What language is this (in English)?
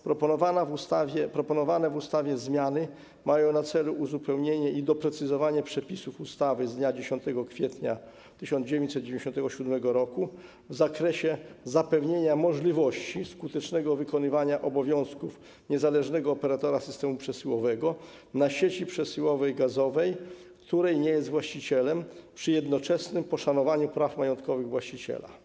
Polish